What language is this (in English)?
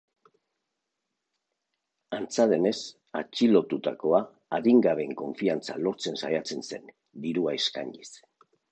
Basque